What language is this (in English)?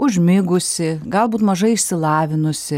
Lithuanian